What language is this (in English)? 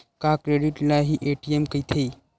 Chhattisgarhi